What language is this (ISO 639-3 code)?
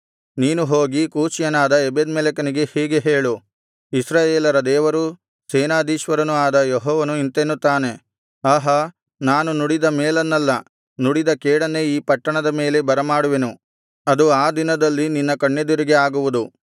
kan